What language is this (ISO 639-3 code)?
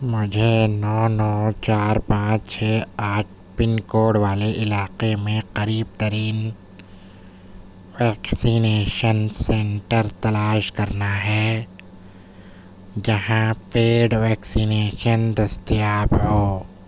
urd